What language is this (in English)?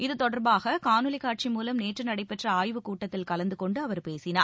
Tamil